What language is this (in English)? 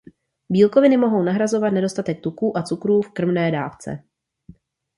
Czech